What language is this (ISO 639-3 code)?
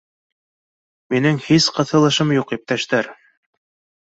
bak